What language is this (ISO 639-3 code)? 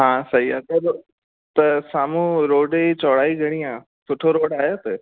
snd